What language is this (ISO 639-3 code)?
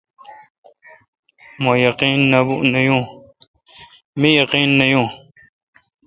xka